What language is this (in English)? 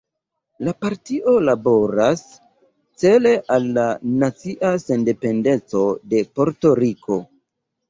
Esperanto